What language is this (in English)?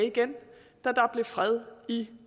Danish